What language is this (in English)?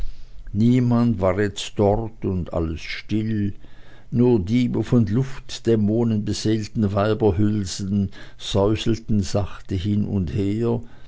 German